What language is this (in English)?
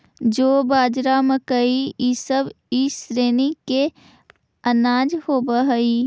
Magahi